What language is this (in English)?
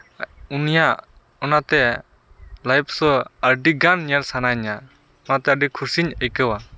Santali